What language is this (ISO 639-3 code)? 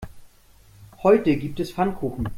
deu